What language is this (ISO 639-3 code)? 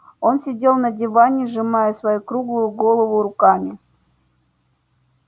rus